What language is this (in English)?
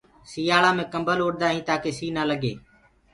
Gurgula